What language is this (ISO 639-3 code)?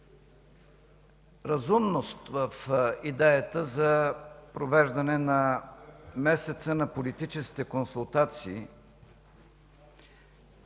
bul